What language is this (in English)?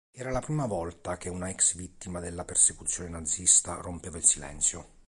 Italian